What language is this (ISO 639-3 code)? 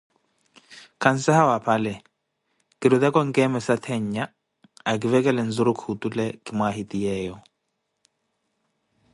eko